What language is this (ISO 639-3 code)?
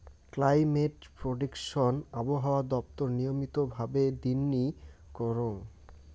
ben